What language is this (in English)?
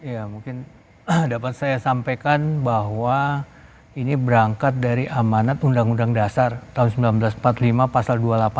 Indonesian